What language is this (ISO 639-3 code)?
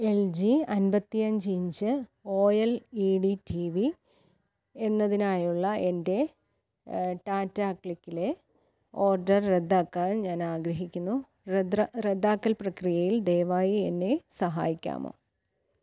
mal